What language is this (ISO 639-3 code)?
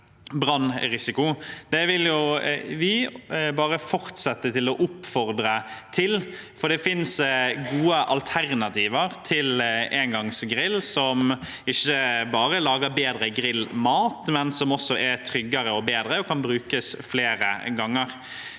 nor